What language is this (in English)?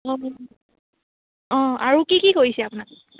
Assamese